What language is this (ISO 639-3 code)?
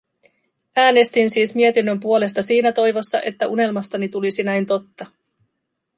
fin